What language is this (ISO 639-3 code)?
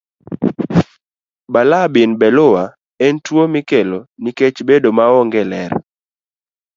luo